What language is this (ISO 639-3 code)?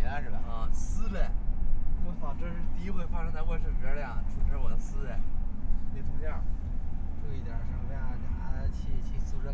zho